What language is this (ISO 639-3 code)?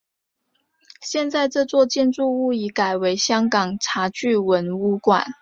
zho